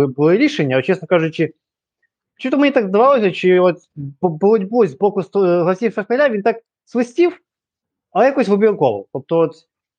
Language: Ukrainian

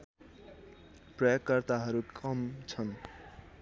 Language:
Nepali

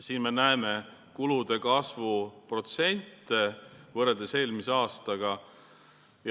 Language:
Estonian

